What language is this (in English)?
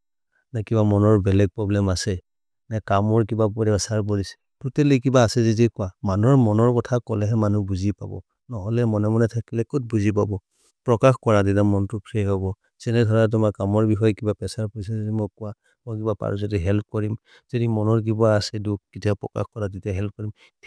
Maria (India)